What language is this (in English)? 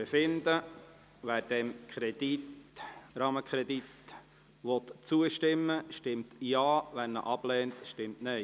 Swiss German